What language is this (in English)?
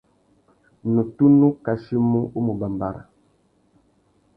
Tuki